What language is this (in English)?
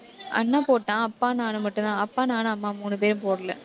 Tamil